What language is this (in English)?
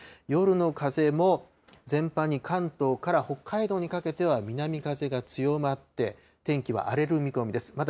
Japanese